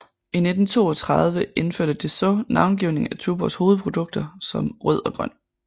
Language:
Danish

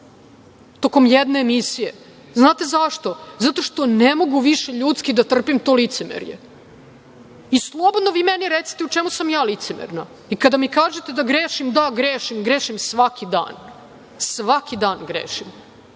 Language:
Serbian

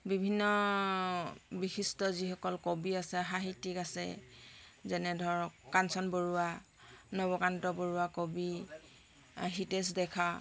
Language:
Assamese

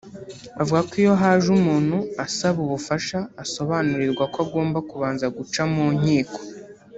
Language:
Kinyarwanda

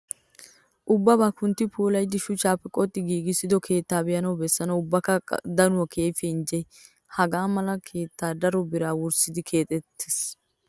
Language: Wolaytta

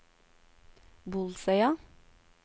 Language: Norwegian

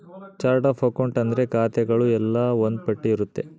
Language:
Kannada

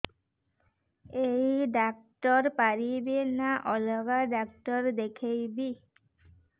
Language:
Odia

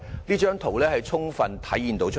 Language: Cantonese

